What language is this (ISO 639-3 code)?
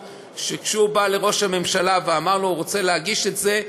heb